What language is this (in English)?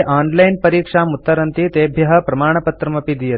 Sanskrit